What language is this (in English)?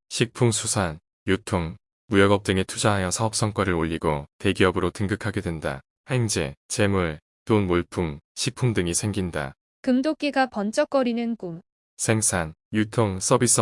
Korean